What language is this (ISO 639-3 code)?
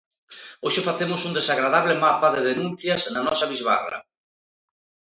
glg